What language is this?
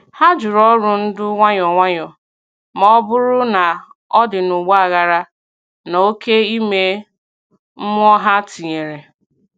Igbo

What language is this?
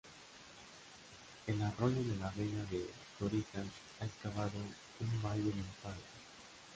Spanish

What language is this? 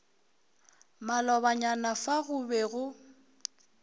Northern Sotho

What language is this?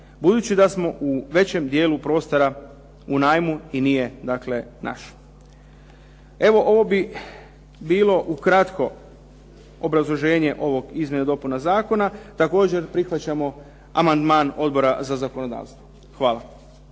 Croatian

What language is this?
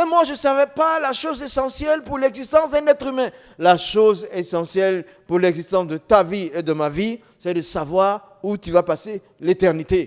French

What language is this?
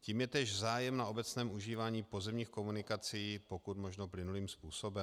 Czech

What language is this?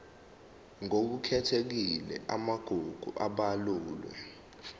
Zulu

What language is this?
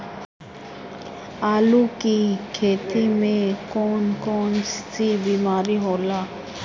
Bhojpuri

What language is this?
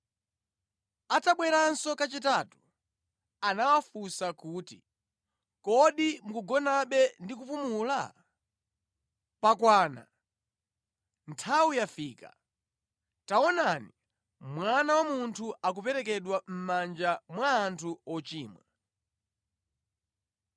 Nyanja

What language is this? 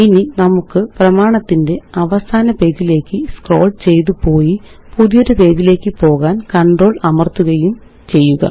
Malayalam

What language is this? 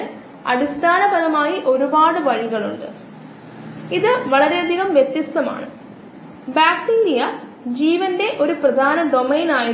Malayalam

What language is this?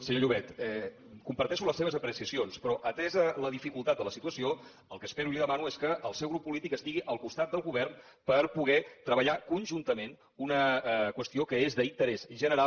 Catalan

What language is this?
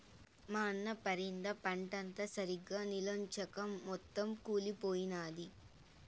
Telugu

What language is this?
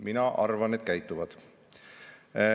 Estonian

